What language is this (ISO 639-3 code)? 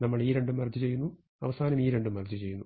mal